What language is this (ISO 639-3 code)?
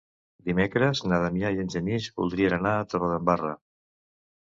cat